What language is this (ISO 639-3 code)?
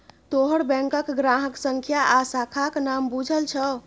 mai